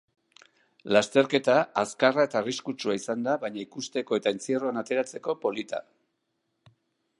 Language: Basque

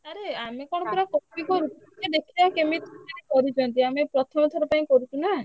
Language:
Odia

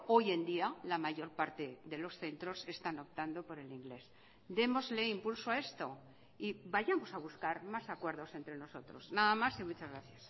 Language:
Spanish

